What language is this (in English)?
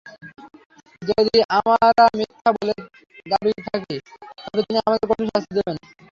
Bangla